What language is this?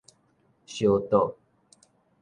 Min Nan Chinese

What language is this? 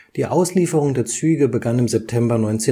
German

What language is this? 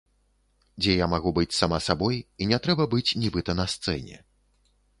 Belarusian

